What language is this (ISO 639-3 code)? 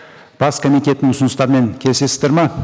kaz